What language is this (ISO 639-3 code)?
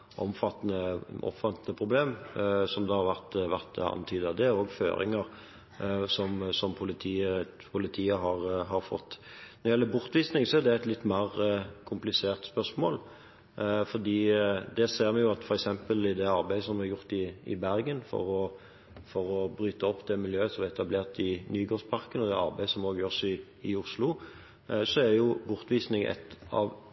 nob